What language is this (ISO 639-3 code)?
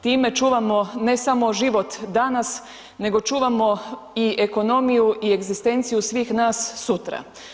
hrv